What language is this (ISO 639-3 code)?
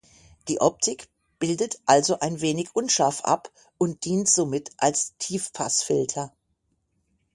deu